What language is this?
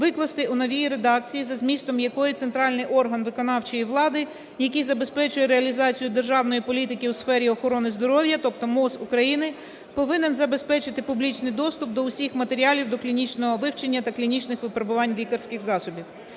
Ukrainian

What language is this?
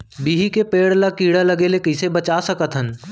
Chhattisgarhi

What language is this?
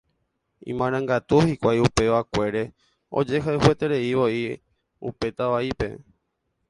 Guarani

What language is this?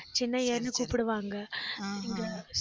Tamil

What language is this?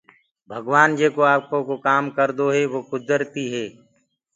Gurgula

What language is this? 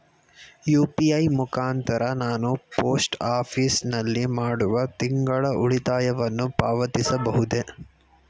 Kannada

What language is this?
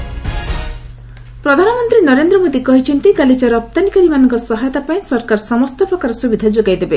Odia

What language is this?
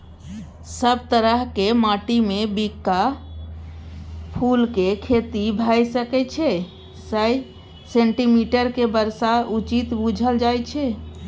Maithili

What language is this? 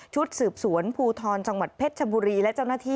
Thai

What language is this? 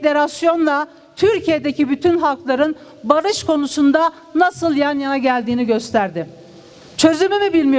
Turkish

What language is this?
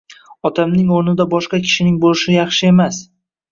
Uzbek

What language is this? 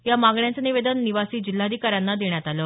Marathi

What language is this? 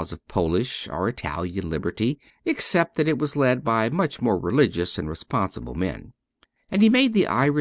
English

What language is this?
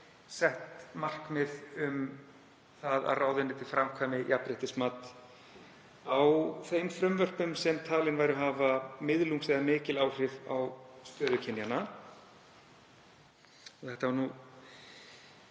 Icelandic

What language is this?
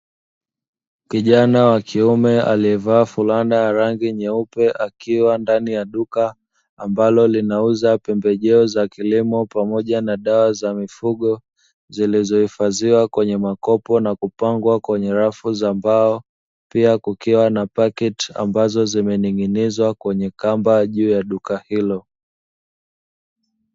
Swahili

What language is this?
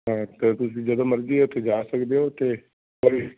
Punjabi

